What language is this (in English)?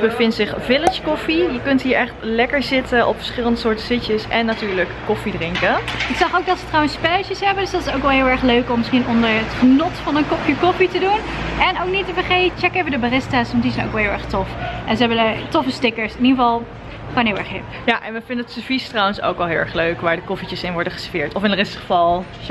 Dutch